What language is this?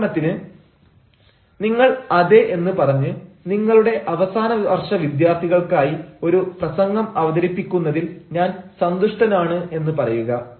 Malayalam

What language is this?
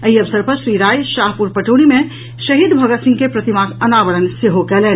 Maithili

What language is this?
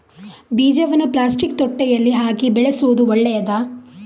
Kannada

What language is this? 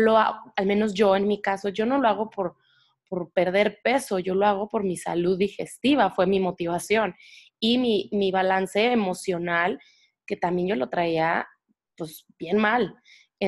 Spanish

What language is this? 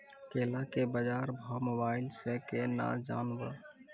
Maithili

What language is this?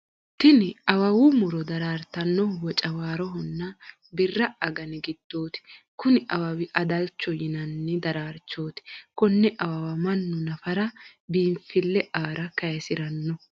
Sidamo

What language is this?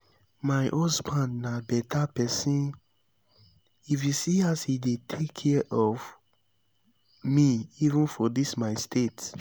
Nigerian Pidgin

